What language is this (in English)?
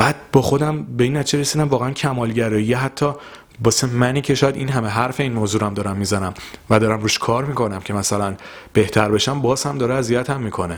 Persian